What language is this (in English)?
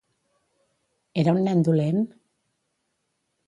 Catalan